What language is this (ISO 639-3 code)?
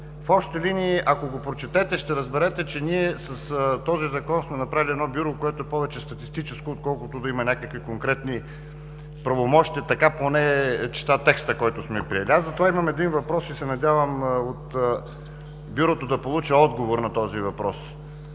bul